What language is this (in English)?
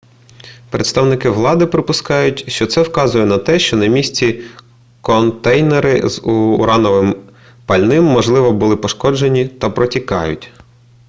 Ukrainian